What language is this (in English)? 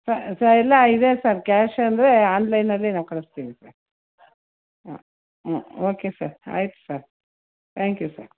Kannada